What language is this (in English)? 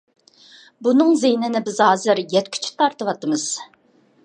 Uyghur